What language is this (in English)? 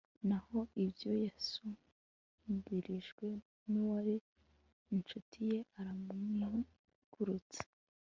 Kinyarwanda